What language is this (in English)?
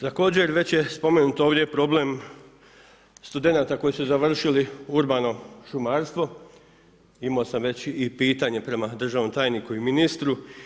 Croatian